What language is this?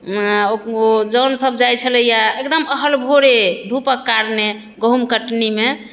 Maithili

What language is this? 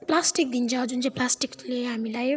Nepali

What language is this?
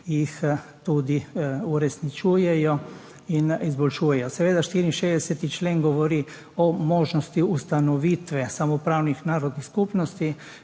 Slovenian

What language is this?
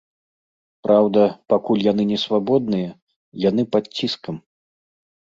Belarusian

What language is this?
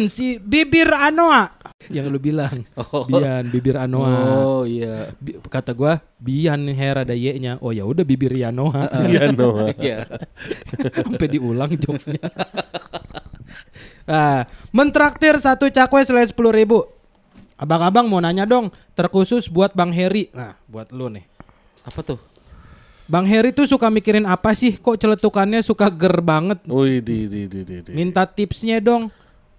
Indonesian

